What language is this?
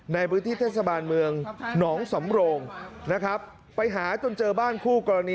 Thai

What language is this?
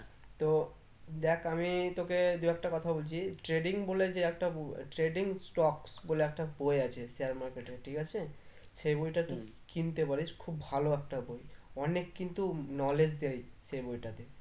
Bangla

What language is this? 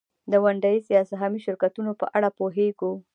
Pashto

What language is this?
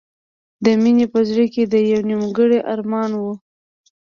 Pashto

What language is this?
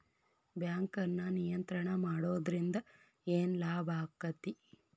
Kannada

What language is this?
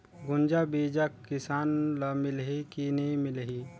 Chhattisgarhi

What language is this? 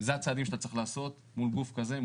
Hebrew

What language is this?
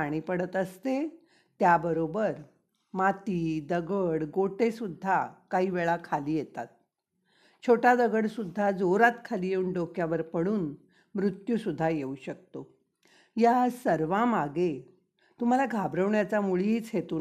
Marathi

